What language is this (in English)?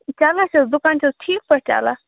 Kashmiri